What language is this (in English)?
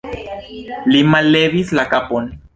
Esperanto